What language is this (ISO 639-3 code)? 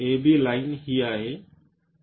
mar